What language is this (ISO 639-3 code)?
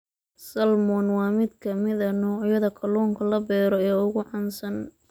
som